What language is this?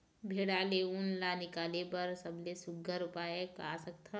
Chhattisgarhi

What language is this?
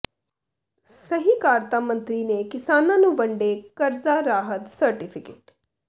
Punjabi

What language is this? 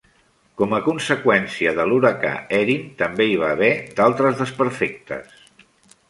Catalan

